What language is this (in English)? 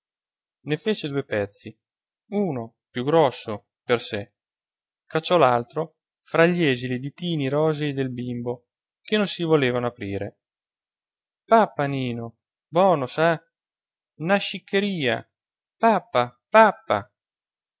Italian